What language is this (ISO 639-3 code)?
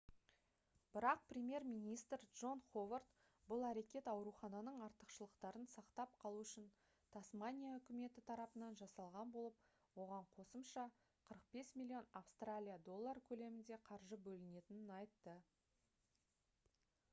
kaz